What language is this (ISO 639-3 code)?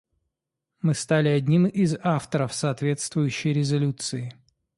rus